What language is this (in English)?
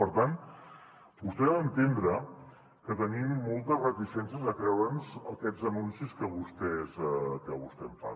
Catalan